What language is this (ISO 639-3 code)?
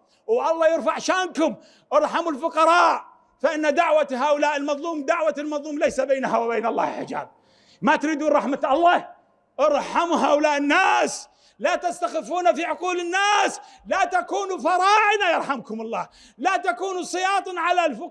ara